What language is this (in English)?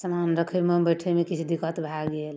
Maithili